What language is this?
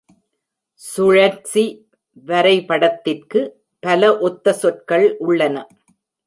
Tamil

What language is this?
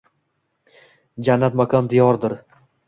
Uzbek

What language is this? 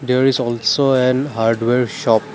English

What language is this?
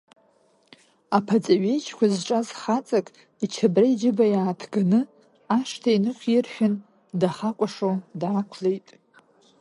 Abkhazian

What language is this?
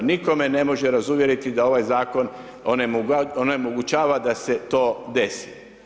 Croatian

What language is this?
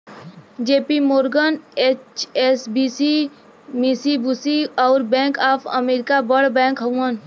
Bhojpuri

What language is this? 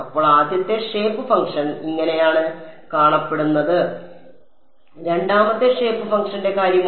Malayalam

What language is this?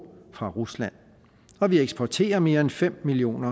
Danish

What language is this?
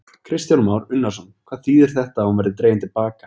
Icelandic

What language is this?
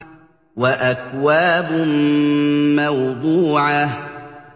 Arabic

